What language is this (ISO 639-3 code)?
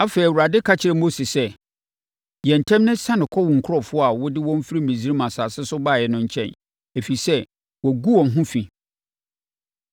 aka